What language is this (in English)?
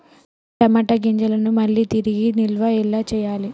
Telugu